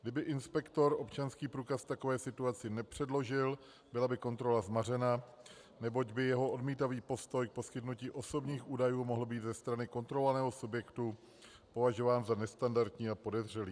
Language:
Czech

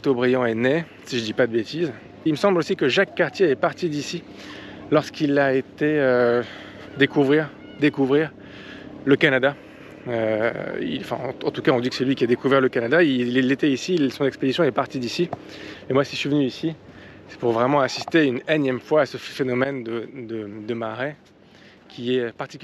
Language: French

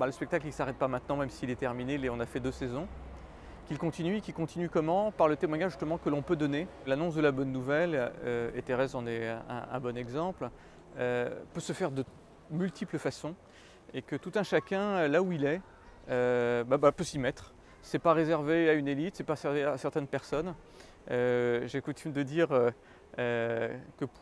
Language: French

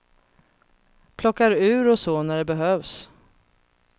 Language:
Swedish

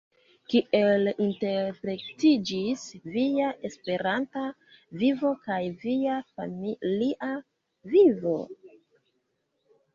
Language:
Esperanto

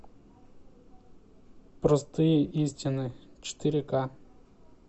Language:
Russian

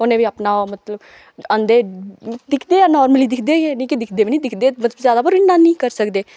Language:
Dogri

